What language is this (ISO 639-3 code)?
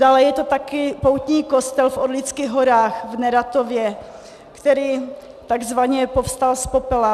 ces